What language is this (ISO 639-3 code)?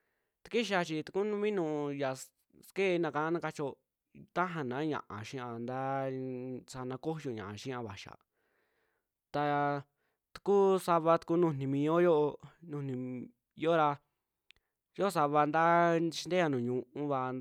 jmx